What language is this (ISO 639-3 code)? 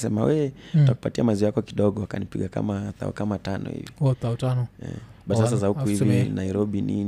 swa